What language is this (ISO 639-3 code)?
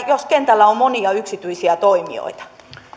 fin